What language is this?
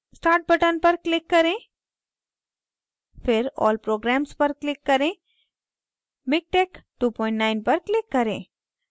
Hindi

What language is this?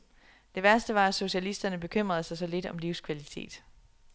Danish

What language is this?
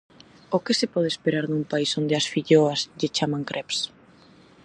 Galician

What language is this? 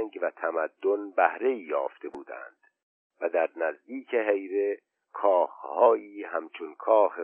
Persian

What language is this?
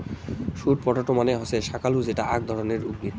Bangla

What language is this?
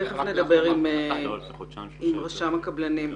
Hebrew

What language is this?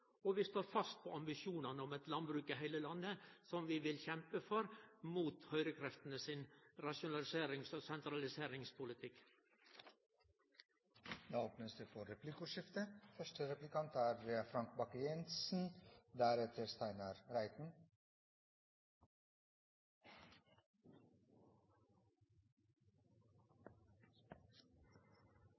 Norwegian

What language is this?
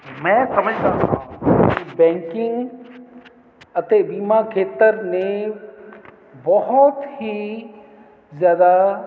Punjabi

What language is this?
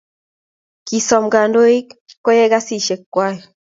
Kalenjin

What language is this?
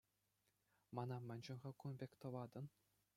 Chuvash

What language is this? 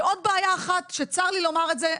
Hebrew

